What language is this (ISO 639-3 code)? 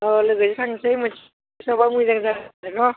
brx